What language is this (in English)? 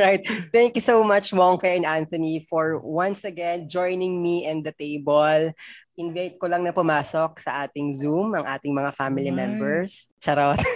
Filipino